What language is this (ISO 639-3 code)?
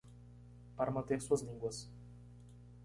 por